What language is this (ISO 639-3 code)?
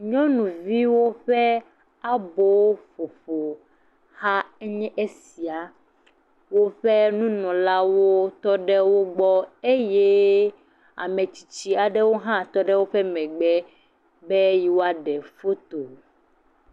ewe